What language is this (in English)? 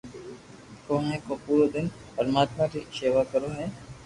Loarki